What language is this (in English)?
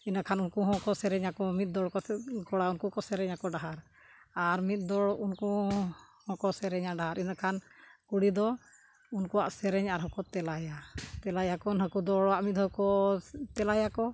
Santali